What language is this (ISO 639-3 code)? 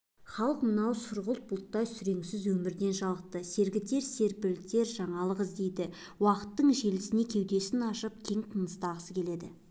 kaz